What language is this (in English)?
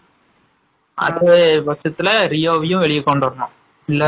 Tamil